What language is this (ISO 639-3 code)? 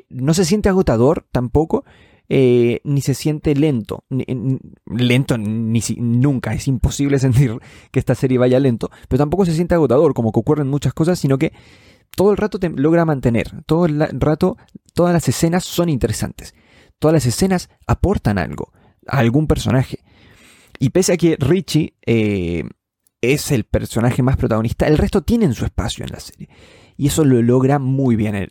spa